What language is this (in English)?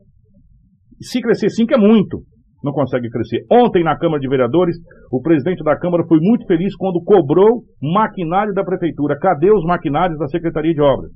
Portuguese